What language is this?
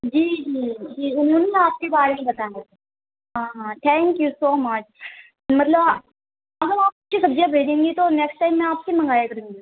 Urdu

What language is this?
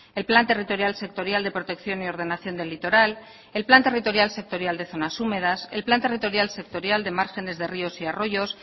Spanish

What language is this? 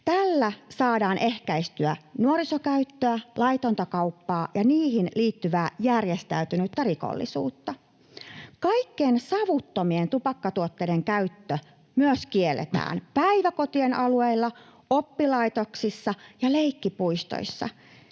Finnish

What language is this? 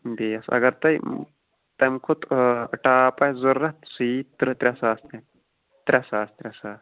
Kashmiri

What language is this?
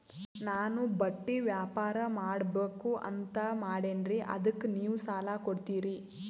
Kannada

